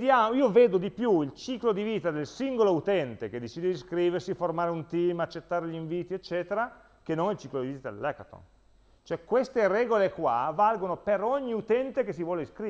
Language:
Italian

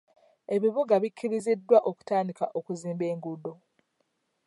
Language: Ganda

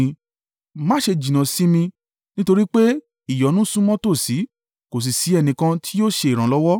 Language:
Yoruba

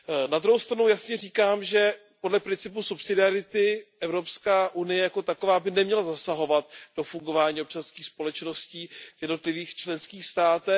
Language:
Czech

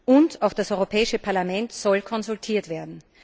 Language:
German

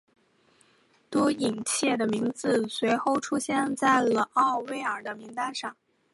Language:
Chinese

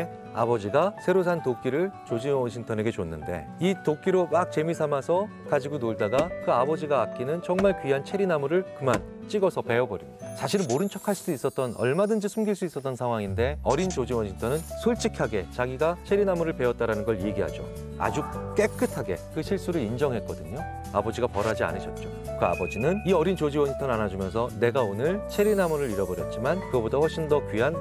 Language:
Korean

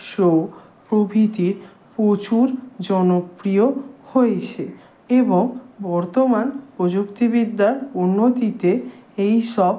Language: Bangla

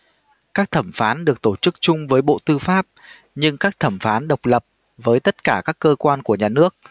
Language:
Vietnamese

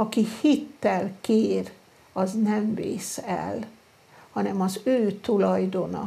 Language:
Hungarian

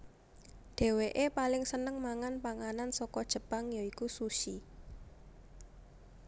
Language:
Javanese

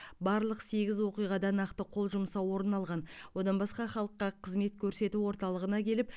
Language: Kazakh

